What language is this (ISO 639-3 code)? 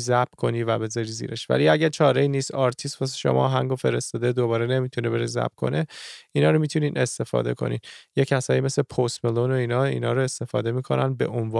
fas